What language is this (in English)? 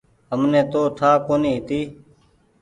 Goaria